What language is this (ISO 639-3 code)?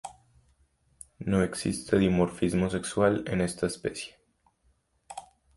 spa